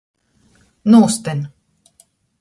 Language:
Latgalian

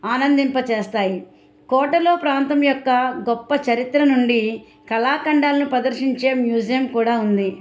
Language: Telugu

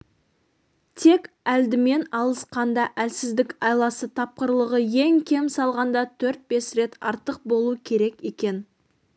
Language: Kazakh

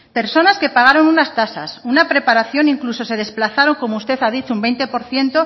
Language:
Spanish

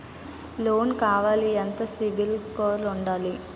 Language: Telugu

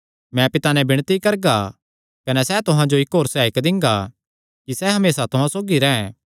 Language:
Kangri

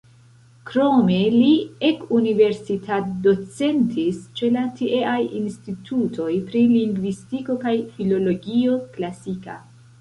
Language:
Esperanto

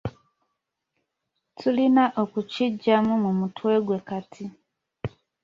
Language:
Ganda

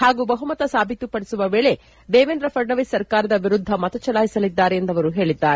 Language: Kannada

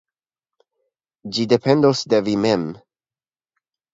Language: Esperanto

